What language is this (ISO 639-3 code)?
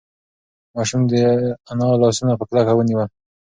pus